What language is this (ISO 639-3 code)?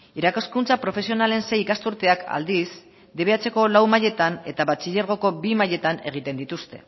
eus